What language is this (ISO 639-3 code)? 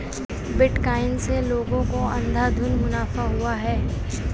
hin